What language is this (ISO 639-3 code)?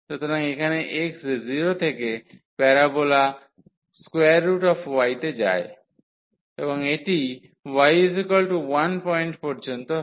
ben